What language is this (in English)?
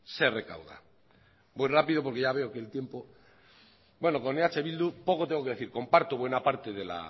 Spanish